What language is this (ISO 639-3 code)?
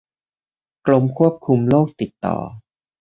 tha